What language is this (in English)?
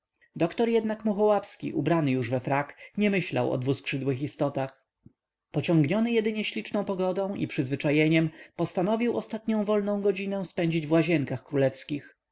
Polish